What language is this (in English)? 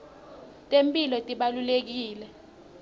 Swati